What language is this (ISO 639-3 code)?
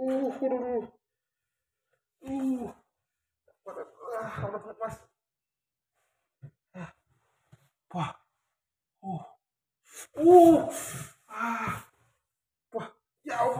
ind